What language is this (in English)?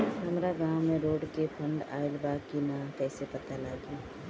Bhojpuri